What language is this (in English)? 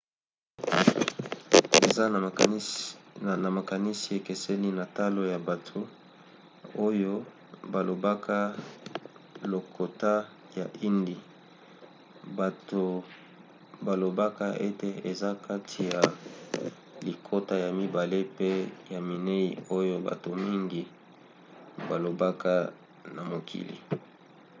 Lingala